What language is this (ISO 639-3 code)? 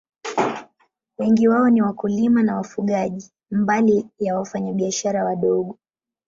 swa